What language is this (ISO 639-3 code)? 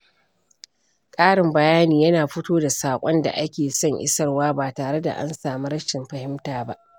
hau